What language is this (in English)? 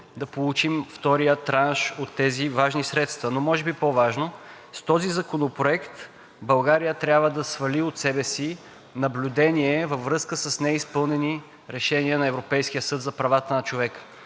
Bulgarian